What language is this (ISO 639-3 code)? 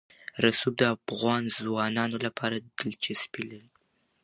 pus